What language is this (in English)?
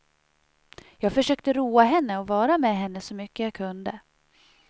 Swedish